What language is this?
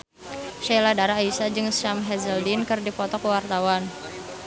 Sundanese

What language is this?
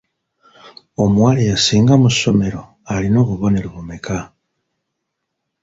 Ganda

